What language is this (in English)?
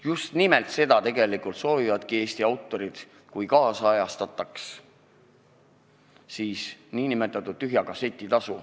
Estonian